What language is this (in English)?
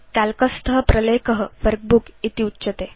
Sanskrit